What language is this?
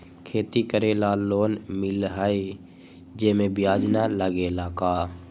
Magahi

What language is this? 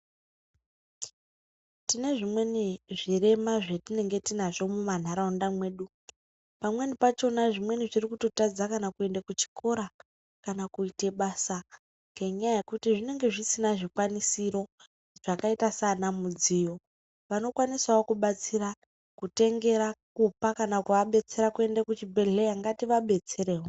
Ndau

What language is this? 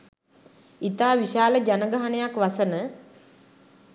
Sinhala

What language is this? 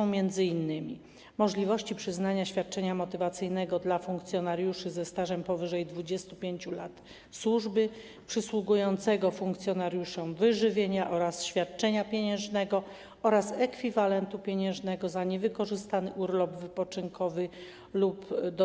Polish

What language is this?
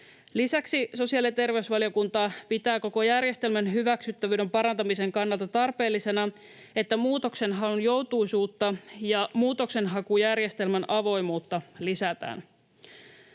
Finnish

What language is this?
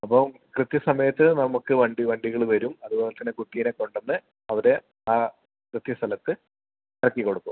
Malayalam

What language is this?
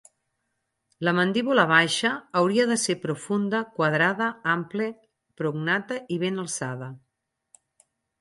Catalan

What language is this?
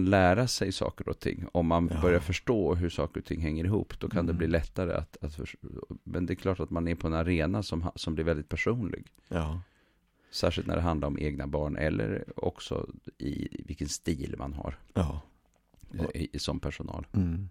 Swedish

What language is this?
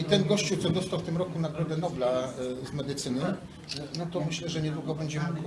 Polish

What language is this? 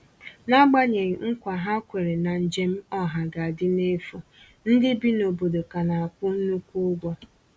Igbo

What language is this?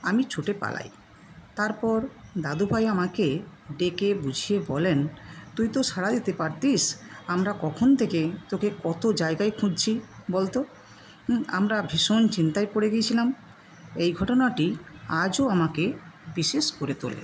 Bangla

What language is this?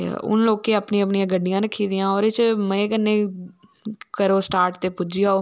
Dogri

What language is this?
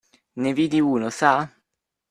Italian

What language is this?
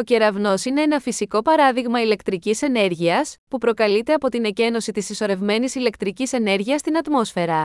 Greek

